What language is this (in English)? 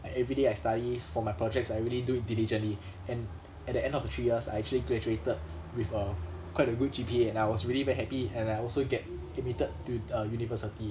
English